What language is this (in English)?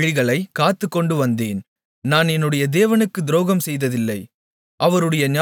Tamil